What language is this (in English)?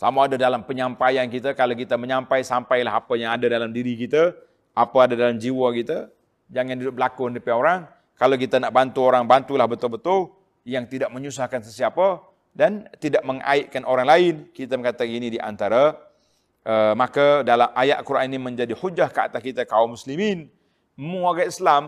Malay